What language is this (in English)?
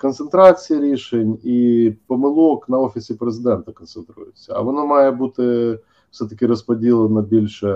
Ukrainian